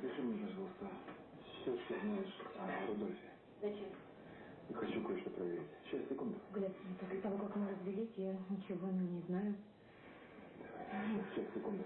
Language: Russian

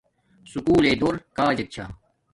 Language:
Domaaki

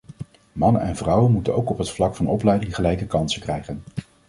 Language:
Dutch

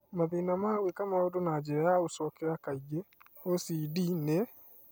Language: Kikuyu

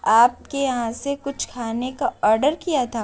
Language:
Urdu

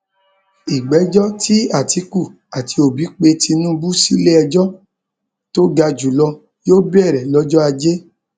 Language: Yoruba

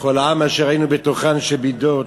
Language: Hebrew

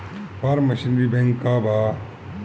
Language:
Bhojpuri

